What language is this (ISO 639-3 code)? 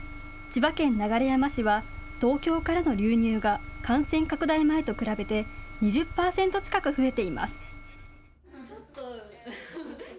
jpn